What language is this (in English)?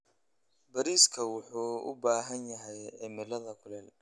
Somali